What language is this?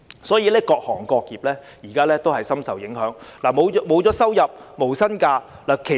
Cantonese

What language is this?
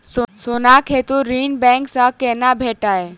Maithili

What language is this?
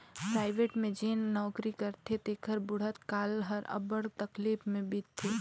Chhattisgarhi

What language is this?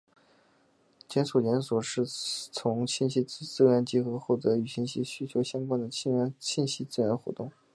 Chinese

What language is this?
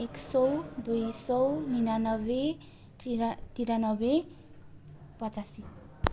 Nepali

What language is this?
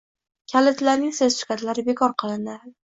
Uzbek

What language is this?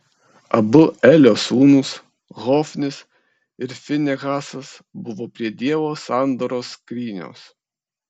Lithuanian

